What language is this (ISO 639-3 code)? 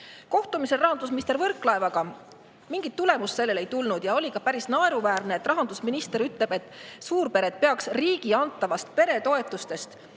est